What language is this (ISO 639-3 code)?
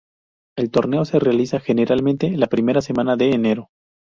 spa